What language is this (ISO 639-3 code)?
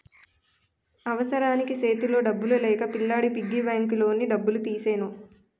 tel